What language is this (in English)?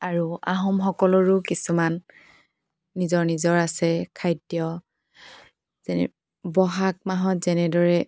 Assamese